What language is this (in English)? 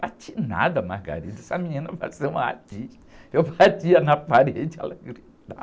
Portuguese